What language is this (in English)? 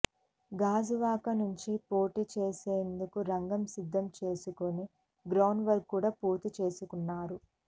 Telugu